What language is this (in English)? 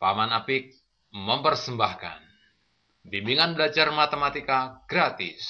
Indonesian